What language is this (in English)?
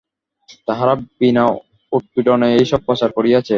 Bangla